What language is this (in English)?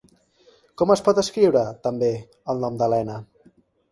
Catalan